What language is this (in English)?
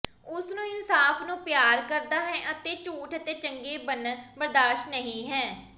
Punjabi